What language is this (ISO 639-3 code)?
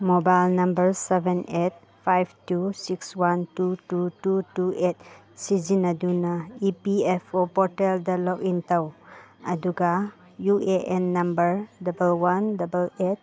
mni